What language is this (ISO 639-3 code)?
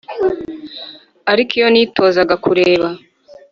kin